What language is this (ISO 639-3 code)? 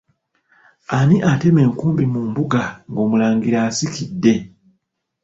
lug